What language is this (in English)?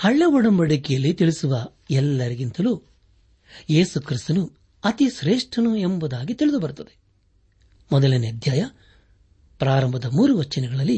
Kannada